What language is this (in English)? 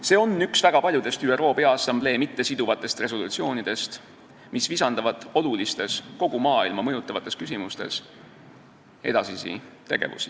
Estonian